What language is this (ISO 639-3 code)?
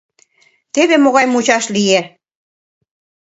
chm